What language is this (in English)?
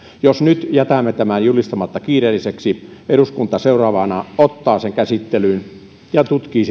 Finnish